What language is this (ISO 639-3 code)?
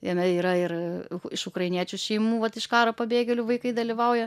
lit